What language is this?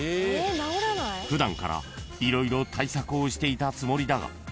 Japanese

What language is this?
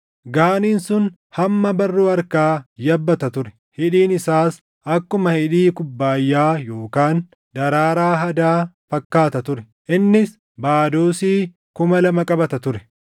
Oromo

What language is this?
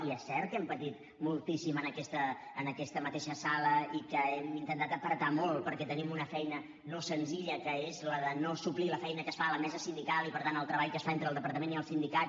Catalan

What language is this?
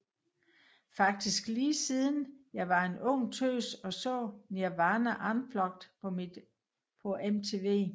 Danish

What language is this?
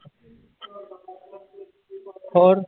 Punjabi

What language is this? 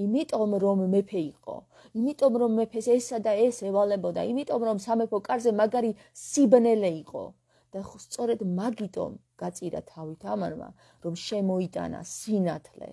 Romanian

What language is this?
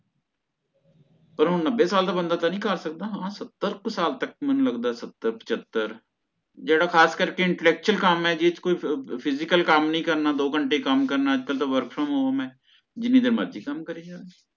Punjabi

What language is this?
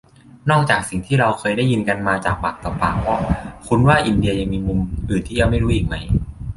Thai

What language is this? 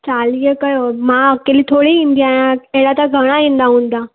Sindhi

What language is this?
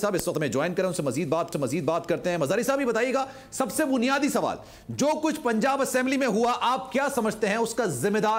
Hindi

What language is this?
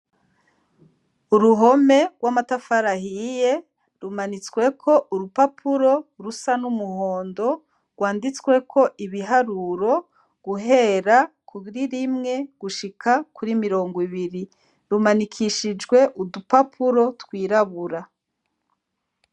Rundi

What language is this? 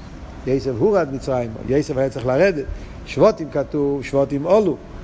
Hebrew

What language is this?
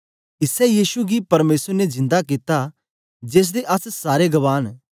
Dogri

